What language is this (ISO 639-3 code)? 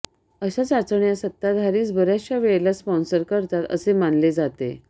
mar